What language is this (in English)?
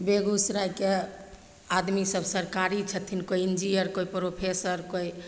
Maithili